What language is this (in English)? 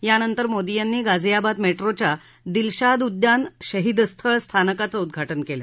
Marathi